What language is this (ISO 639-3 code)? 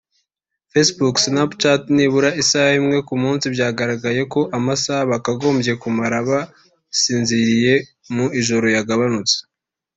kin